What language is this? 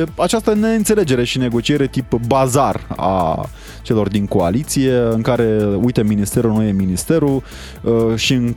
Romanian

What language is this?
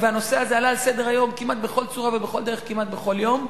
Hebrew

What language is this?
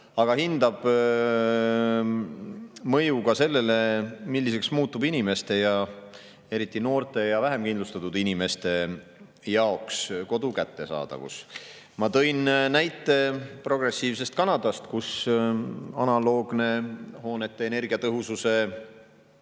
Estonian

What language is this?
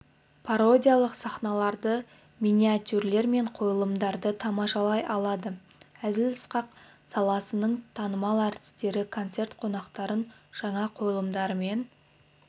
Kazakh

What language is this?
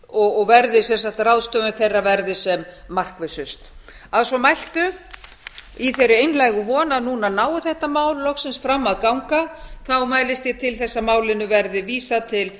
Icelandic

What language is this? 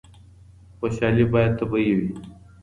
Pashto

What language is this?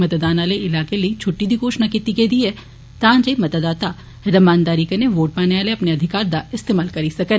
Dogri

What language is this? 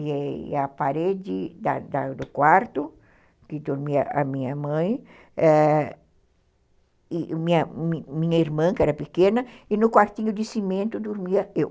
Portuguese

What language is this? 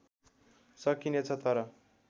Nepali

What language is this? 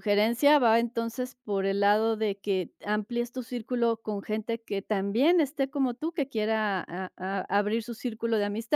Spanish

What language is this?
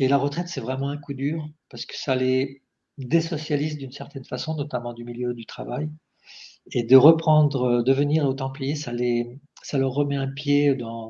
French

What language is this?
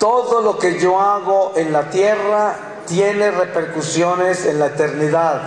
Spanish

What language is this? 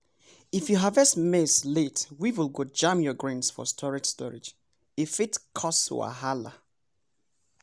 Nigerian Pidgin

